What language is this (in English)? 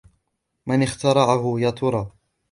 Arabic